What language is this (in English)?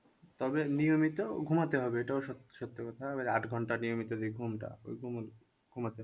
Bangla